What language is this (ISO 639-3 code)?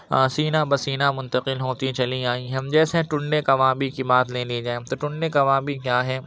urd